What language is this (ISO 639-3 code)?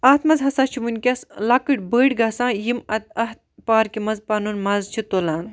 kas